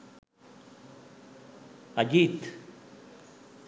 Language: Sinhala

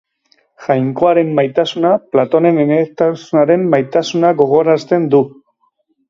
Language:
Basque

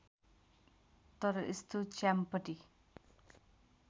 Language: Nepali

